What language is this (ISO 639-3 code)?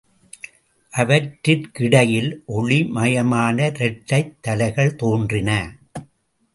tam